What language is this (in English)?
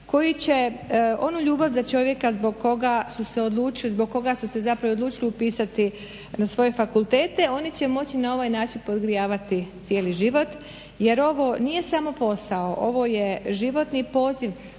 Croatian